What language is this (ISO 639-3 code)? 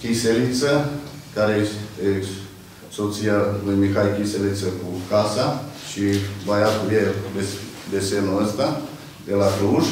ron